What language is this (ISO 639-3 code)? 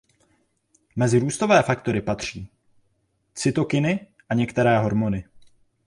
ces